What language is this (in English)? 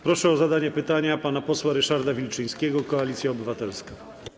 Polish